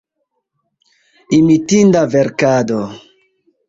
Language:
Esperanto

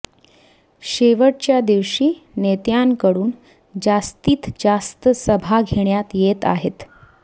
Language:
Marathi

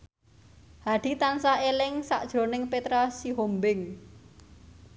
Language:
Javanese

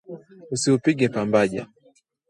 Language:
Swahili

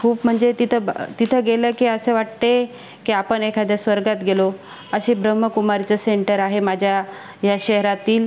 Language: Marathi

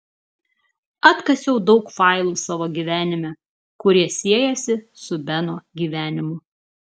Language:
Lithuanian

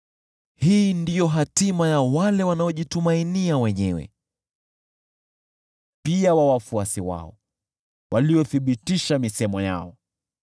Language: Swahili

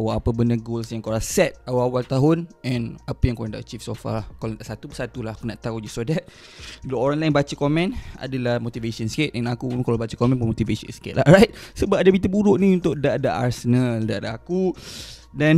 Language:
Malay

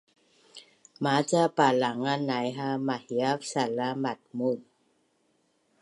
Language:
Bunun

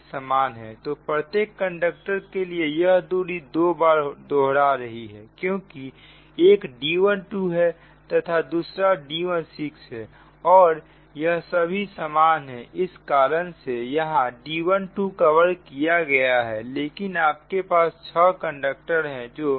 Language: Hindi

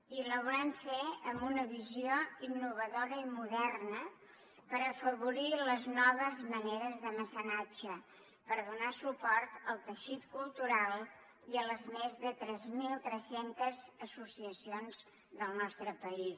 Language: Catalan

